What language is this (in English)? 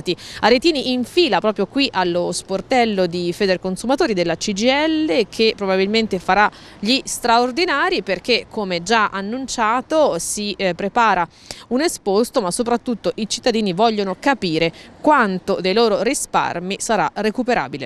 Italian